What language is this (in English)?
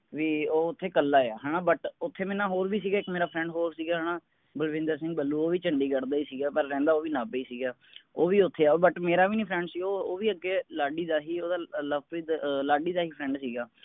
Punjabi